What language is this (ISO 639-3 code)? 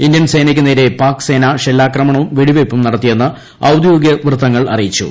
mal